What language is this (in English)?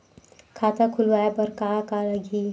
Chhattisgarhi